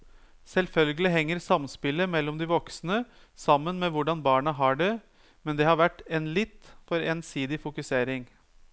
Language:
Norwegian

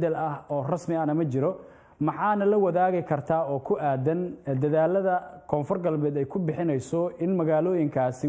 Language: Arabic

